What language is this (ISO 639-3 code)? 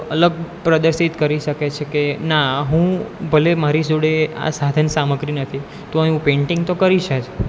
guj